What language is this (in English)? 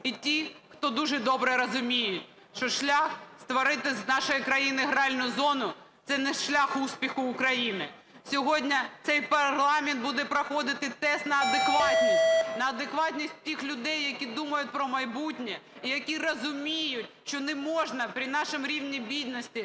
Ukrainian